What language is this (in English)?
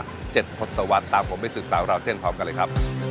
Thai